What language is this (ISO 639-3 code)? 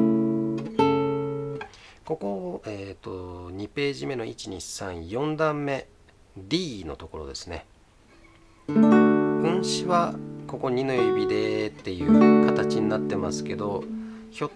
jpn